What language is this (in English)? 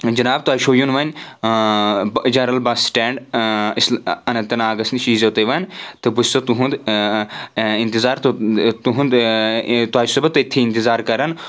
Kashmiri